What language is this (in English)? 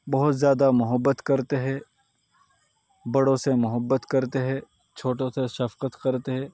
Urdu